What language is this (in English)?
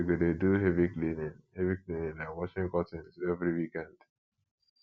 Nigerian Pidgin